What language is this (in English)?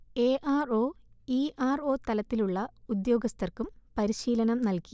Malayalam